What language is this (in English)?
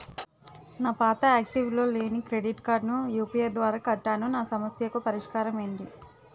Telugu